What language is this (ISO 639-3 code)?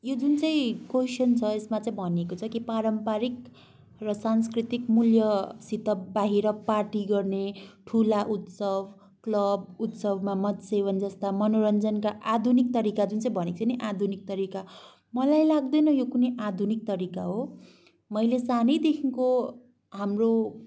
nep